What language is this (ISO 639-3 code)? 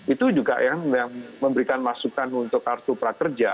ind